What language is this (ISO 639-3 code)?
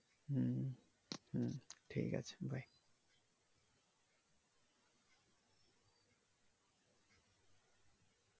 ben